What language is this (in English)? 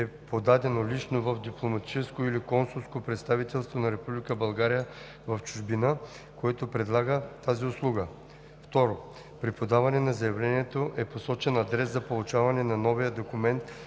Bulgarian